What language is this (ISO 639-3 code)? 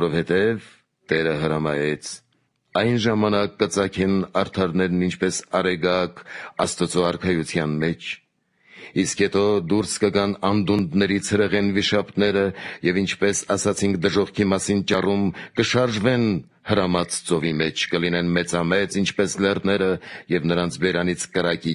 ron